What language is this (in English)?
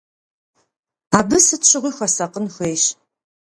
Kabardian